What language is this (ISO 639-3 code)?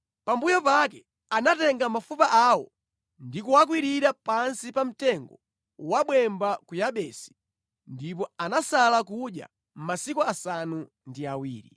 nya